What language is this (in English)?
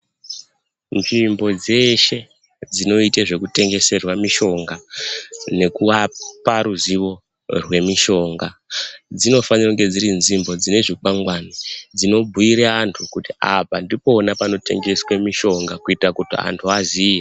Ndau